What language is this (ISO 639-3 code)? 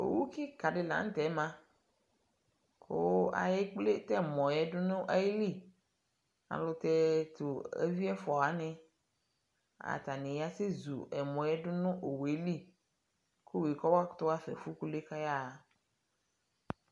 kpo